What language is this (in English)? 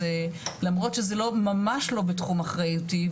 Hebrew